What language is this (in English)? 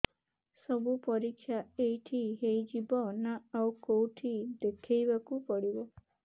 Odia